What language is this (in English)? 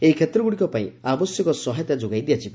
Odia